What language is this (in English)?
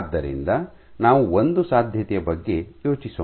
Kannada